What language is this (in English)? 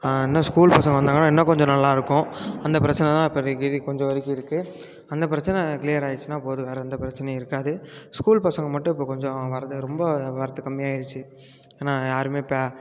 Tamil